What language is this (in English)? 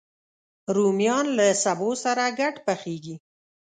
Pashto